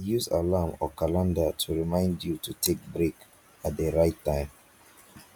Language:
Nigerian Pidgin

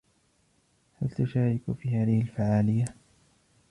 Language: Arabic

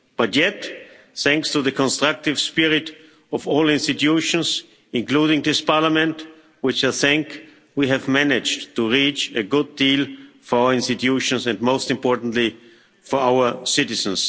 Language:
English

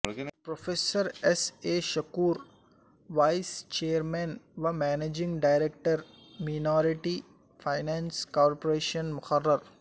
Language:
Urdu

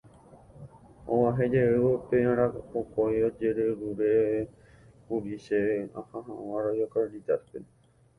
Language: Guarani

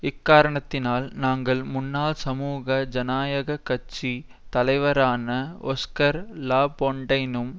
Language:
Tamil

